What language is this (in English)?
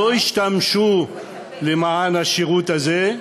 Hebrew